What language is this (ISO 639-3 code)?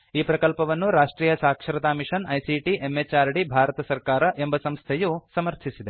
kan